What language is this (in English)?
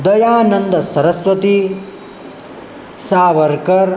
Sanskrit